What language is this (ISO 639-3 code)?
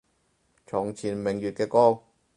yue